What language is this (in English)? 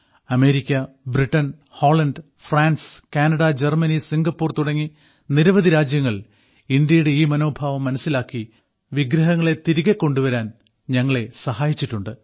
Malayalam